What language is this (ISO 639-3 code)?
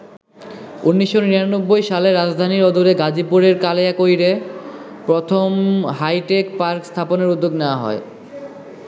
ben